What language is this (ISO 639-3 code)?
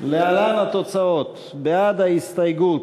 heb